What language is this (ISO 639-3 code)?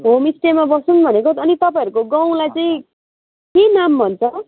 nep